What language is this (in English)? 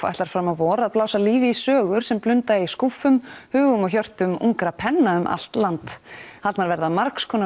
Icelandic